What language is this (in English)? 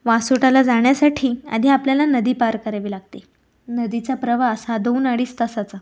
Marathi